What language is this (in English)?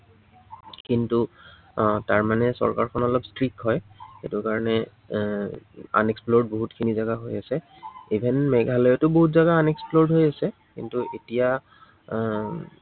Assamese